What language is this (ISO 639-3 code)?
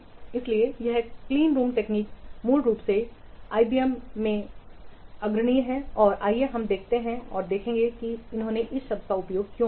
hin